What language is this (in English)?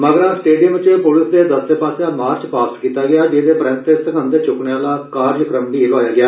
Dogri